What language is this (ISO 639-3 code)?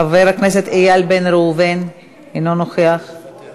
heb